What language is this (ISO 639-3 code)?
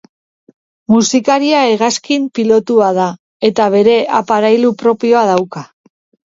eus